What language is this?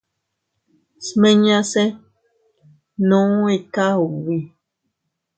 Teutila Cuicatec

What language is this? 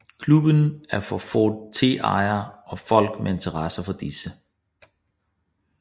Danish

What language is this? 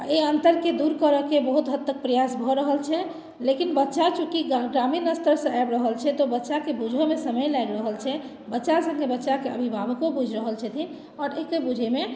Maithili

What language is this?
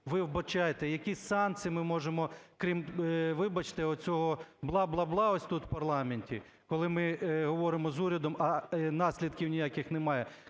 Ukrainian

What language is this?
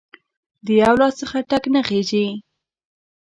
Pashto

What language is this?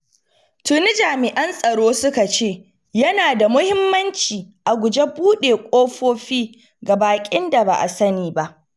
Hausa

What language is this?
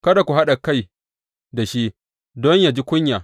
Hausa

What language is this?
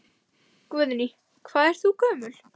Icelandic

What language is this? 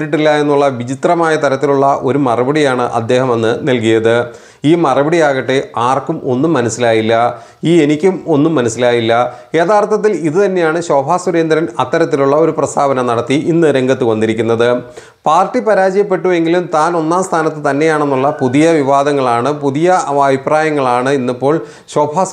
Malayalam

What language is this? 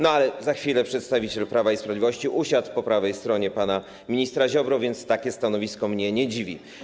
Polish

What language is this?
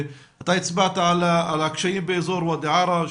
Hebrew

